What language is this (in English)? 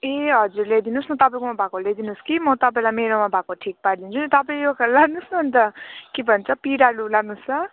Nepali